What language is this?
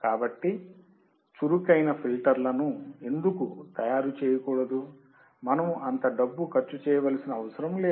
Telugu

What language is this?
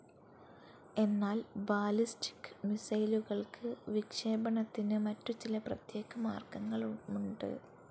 Malayalam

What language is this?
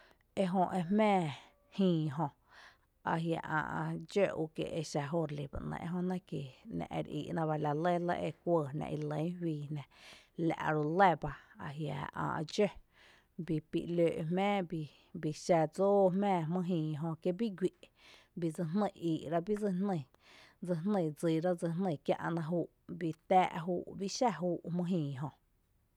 Tepinapa Chinantec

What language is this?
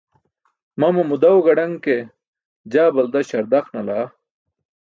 Burushaski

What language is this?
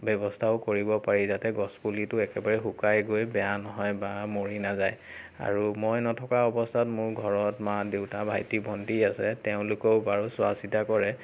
Assamese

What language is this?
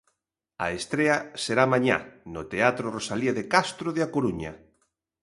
Galician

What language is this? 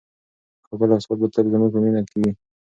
Pashto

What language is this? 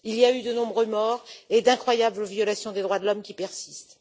French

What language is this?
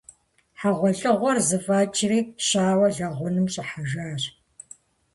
Kabardian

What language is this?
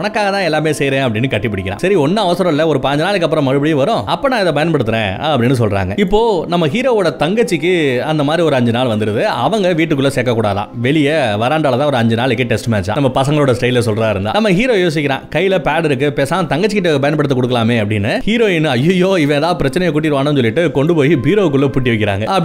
Tamil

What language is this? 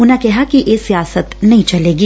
Punjabi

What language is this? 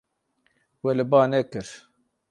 Kurdish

